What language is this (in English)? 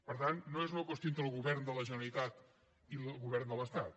Catalan